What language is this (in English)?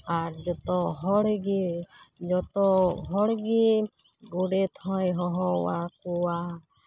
Santali